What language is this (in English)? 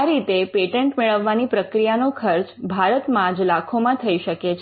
Gujarati